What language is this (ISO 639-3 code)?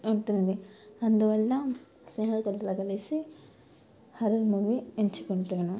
tel